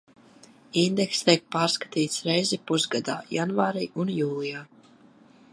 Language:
Latvian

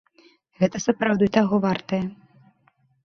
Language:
Belarusian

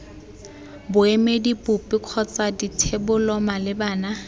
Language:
Tswana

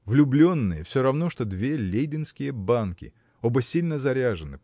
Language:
Russian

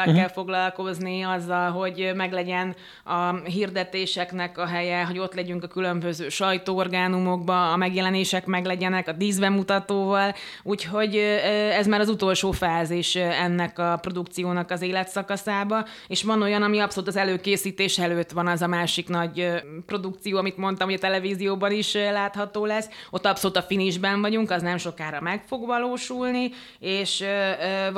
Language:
Hungarian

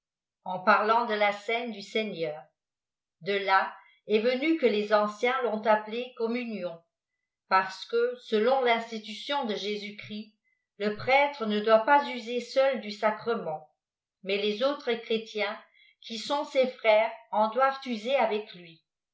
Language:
French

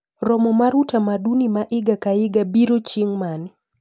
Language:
Luo (Kenya and Tanzania)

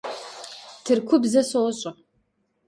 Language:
Kabardian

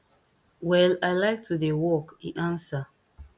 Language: Nigerian Pidgin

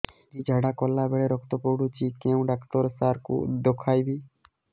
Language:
Odia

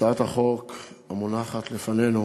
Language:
Hebrew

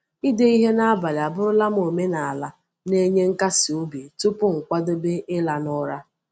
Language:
Igbo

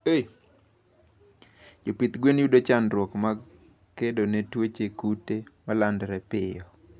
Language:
Luo (Kenya and Tanzania)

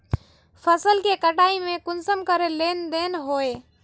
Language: Magahi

